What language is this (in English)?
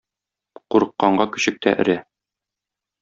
Tatar